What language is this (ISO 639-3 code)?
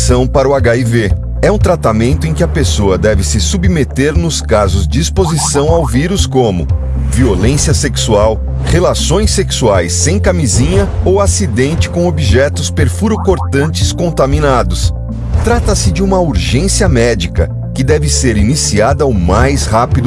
por